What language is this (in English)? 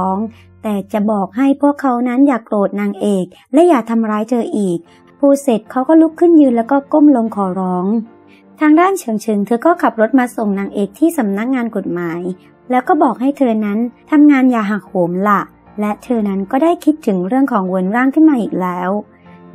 Thai